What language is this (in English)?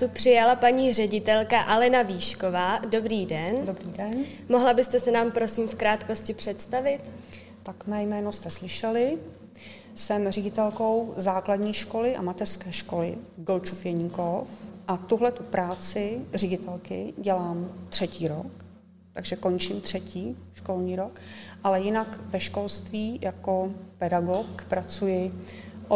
Czech